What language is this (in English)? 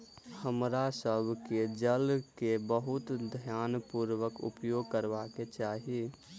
Maithili